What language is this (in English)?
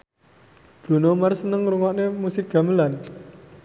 Javanese